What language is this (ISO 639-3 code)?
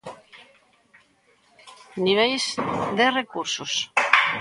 glg